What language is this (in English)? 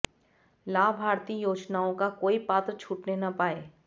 Hindi